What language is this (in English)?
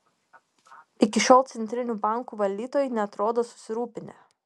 Lithuanian